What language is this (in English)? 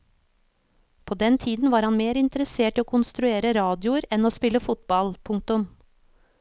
Norwegian